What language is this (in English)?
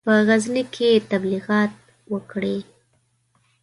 Pashto